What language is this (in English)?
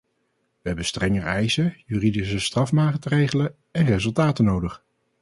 Dutch